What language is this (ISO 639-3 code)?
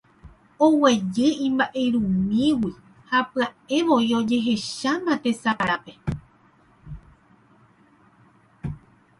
grn